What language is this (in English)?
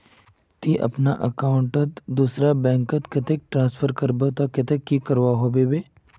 Magahi